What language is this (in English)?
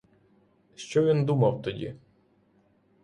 Ukrainian